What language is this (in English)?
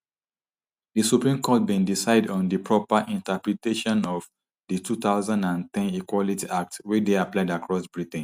Nigerian Pidgin